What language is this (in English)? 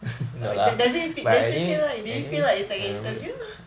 English